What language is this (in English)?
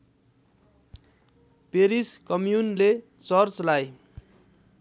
Nepali